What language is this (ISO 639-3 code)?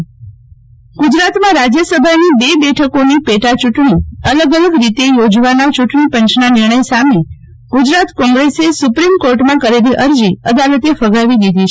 guj